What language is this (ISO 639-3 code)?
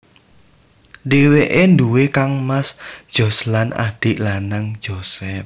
jav